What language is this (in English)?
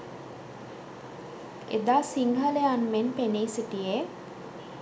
Sinhala